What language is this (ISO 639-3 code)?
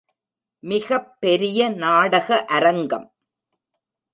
tam